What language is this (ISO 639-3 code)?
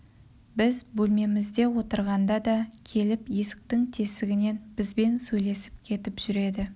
kaz